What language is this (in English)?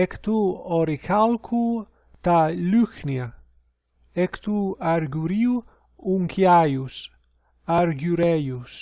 Greek